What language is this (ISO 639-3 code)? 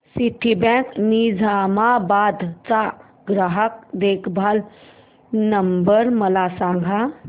mar